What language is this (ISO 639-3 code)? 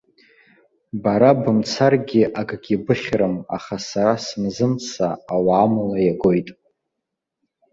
abk